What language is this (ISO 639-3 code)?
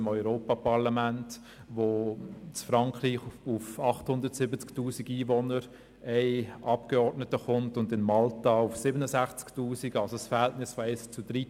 gsw